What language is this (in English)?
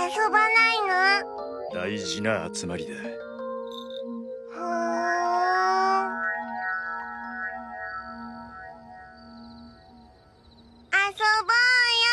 Japanese